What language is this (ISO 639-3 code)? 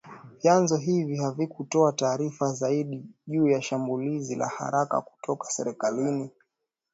swa